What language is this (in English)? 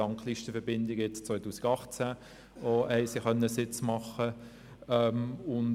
Swiss German